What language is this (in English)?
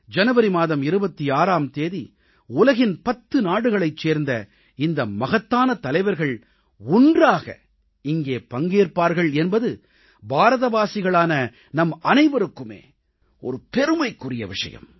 Tamil